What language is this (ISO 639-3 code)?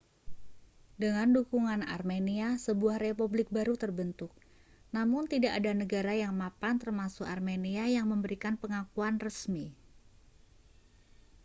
ind